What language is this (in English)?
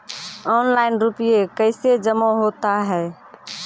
Maithili